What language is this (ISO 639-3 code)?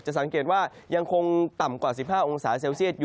tha